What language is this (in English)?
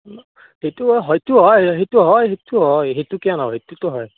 Assamese